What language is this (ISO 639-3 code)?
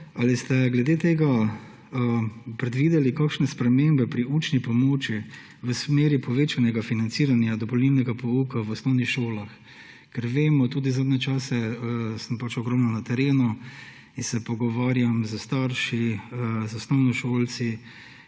slv